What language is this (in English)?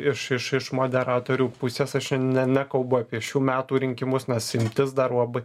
Lithuanian